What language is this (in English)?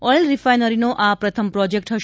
Gujarati